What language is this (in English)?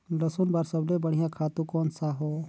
Chhattisgarhi